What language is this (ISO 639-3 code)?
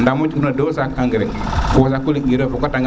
srr